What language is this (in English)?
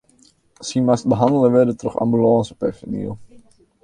Western Frisian